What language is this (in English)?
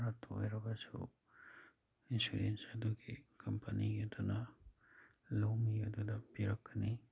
Manipuri